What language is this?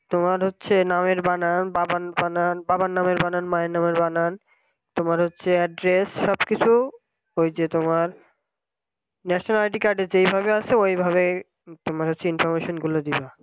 Bangla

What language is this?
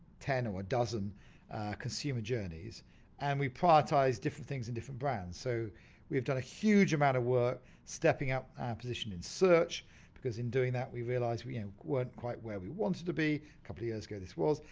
English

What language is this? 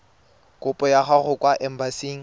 Tswana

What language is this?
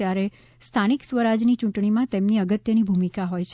Gujarati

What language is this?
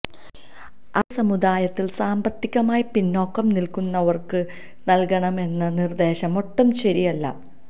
Malayalam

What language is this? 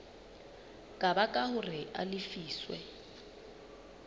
Southern Sotho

